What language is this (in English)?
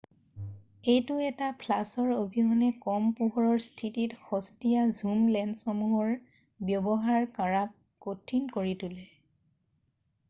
Assamese